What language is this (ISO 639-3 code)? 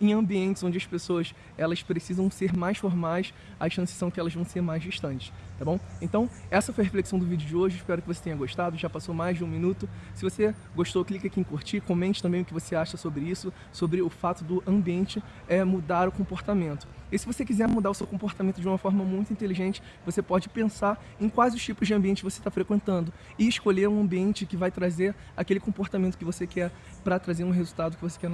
por